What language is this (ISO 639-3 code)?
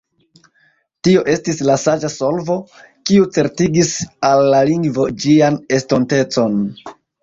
epo